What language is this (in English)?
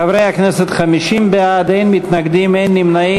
Hebrew